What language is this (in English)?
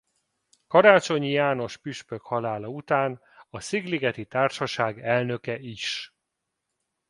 Hungarian